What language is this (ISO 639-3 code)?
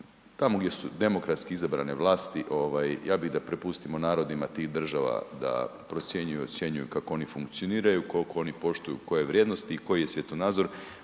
hrv